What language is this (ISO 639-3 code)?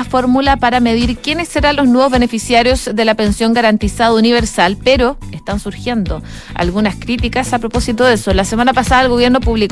spa